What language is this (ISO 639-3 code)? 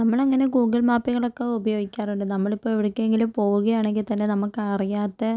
mal